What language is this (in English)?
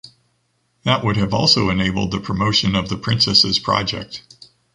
English